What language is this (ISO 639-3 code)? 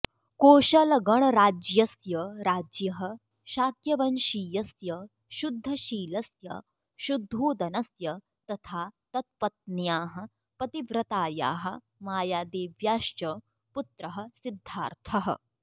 san